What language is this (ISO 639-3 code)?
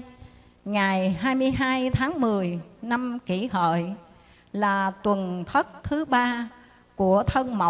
vie